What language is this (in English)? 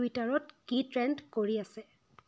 Assamese